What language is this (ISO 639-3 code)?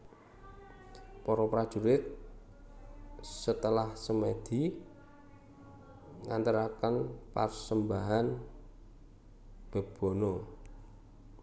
jav